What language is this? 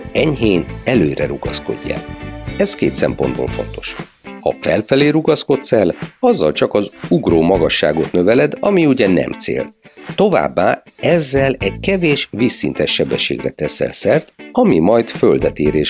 Hungarian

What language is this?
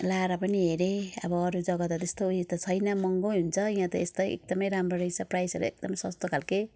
Nepali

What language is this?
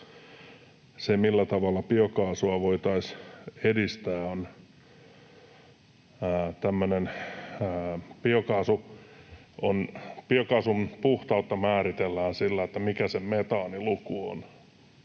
Finnish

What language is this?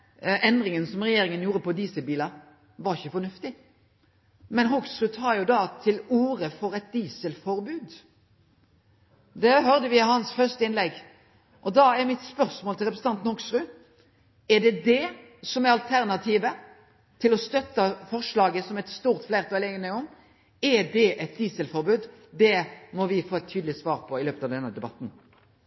Norwegian Nynorsk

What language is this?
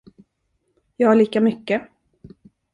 Swedish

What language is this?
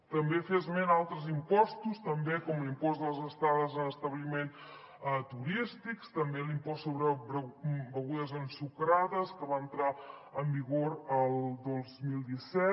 Catalan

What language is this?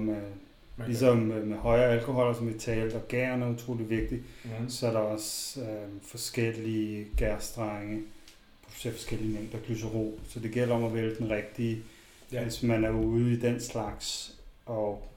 Danish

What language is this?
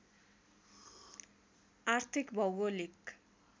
Nepali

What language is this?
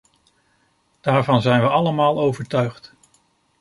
Dutch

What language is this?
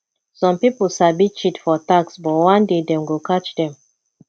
Nigerian Pidgin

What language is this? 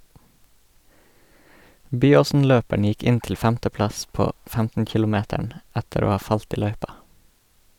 Norwegian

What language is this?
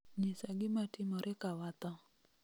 Luo (Kenya and Tanzania)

